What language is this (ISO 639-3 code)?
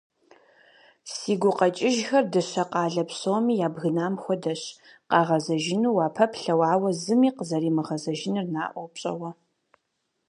kbd